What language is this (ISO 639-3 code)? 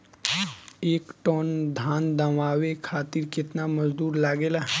bho